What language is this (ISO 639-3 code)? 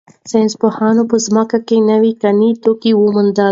pus